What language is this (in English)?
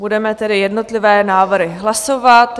Czech